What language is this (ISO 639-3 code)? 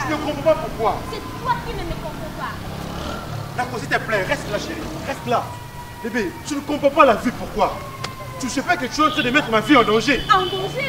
fra